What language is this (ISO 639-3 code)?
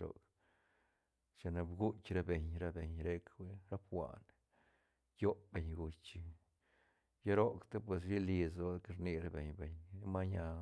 ztn